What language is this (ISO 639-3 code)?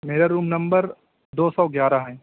urd